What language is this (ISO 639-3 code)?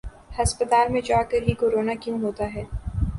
urd